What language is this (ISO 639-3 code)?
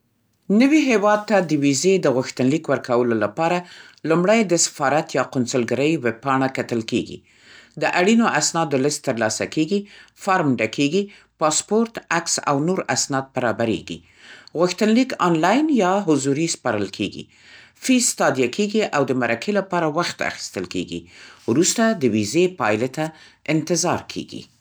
pst